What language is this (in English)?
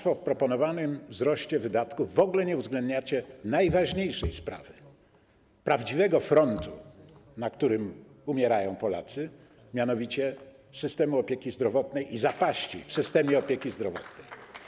Polish